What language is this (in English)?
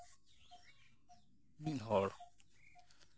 Santali